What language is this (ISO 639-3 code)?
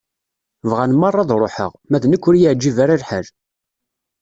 kab